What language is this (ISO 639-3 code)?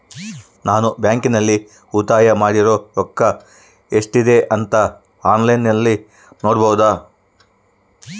kan